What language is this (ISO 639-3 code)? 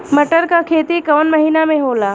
bho